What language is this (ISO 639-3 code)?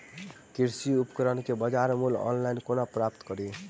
mai